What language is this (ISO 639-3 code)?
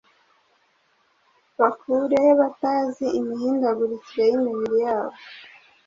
kin